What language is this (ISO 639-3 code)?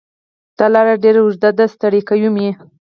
pus